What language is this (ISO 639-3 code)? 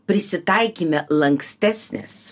lit